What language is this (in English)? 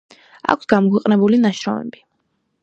Georgian